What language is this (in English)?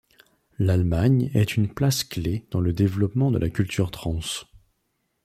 French